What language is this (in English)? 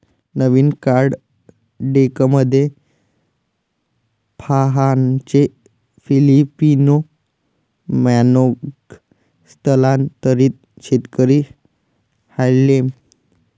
Marathi